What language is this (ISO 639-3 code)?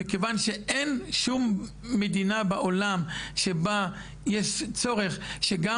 heb